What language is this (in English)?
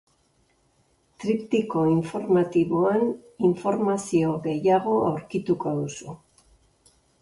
Basque